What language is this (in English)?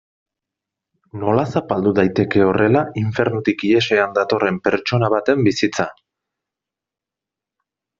Basque